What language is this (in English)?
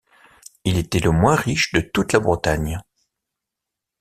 French